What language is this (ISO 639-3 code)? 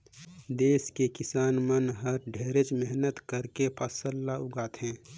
hne